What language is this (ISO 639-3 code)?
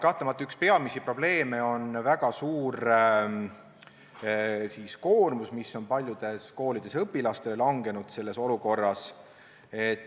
est